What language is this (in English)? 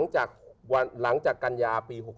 Thai